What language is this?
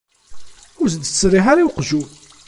Kabyle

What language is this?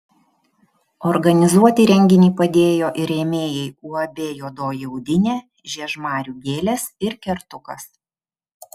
Lithuanian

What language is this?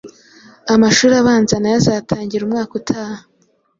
Kinyarwanda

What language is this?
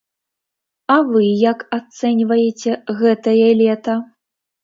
Belarusian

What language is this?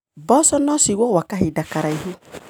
Kikuyu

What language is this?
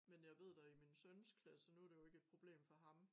Danish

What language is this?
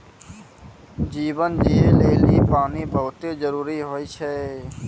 Maithili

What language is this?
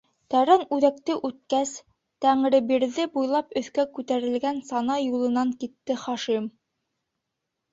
Bashkir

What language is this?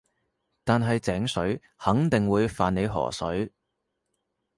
Cantonese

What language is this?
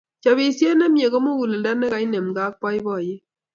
Kalenjin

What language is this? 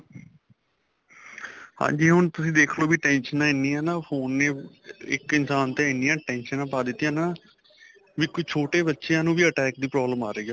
Punjabi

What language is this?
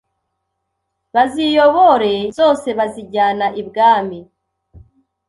Kinyarwanda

